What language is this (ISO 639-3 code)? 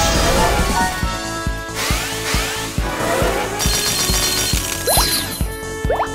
jpn